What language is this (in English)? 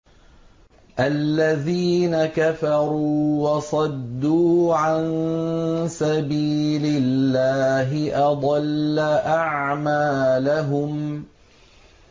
Arabic